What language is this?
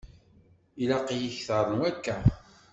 Kabyle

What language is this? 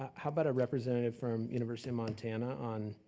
English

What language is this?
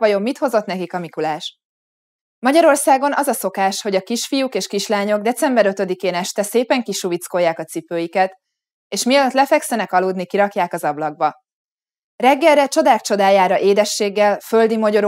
Hungarian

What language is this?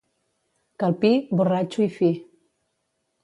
Catalan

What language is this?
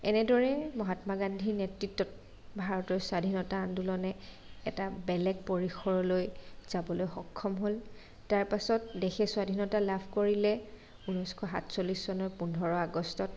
Assamese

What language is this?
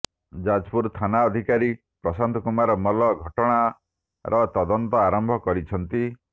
Odia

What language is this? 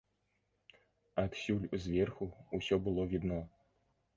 Belarusian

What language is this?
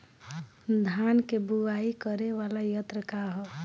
Bhojpuri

